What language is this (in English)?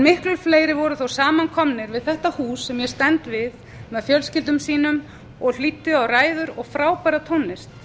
Icelandic